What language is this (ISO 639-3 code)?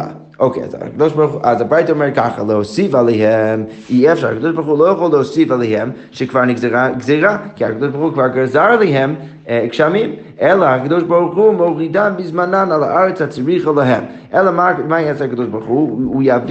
heb